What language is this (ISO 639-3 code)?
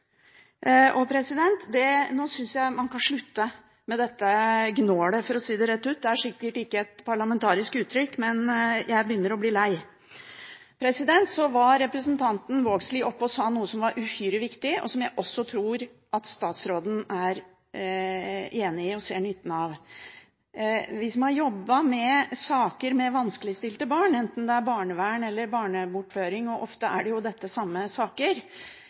nob